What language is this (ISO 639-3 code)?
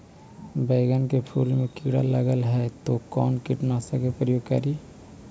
mag